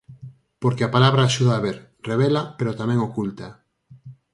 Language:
Galician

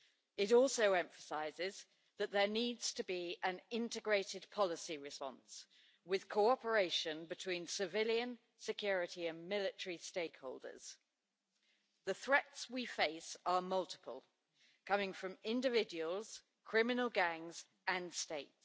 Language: English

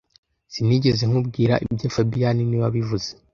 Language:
Kinyarwanda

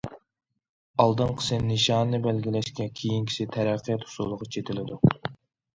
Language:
Uyghur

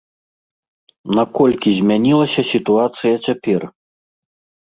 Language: Belarusian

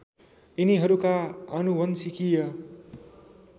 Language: Nepali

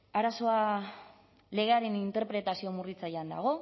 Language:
Basque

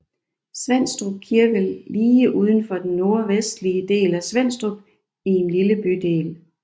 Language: Danish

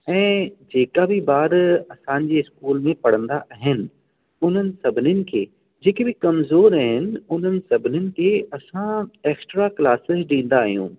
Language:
Sindhi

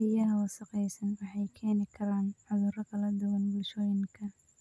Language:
Somali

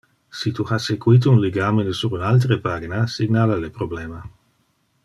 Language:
Interlingua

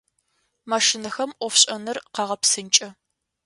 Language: Adyghe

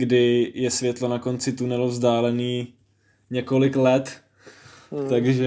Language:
Czech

